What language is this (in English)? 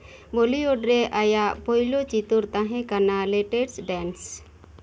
Santali